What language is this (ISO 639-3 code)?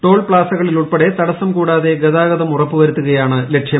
mal